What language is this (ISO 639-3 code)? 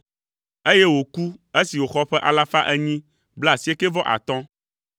ewe